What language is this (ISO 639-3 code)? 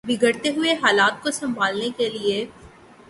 urd